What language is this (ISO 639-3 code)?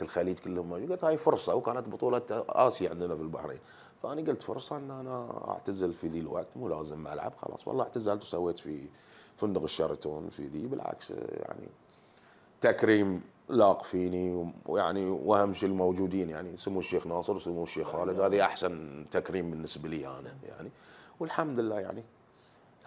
ara